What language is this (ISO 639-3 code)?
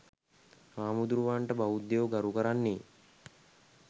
sin